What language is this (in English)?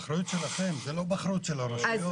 Hebrew